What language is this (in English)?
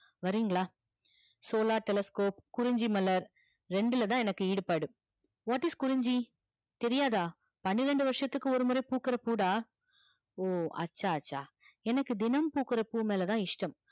Tamil